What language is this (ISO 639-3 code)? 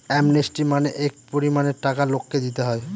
ben